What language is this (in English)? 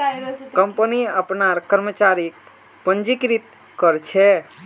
Magahi